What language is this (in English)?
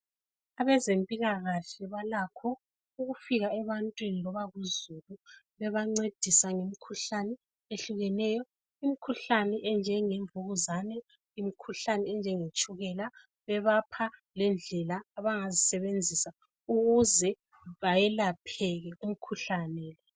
North Ndebele